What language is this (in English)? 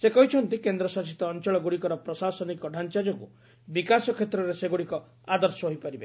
Odia